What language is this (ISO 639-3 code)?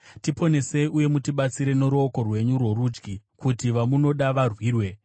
sna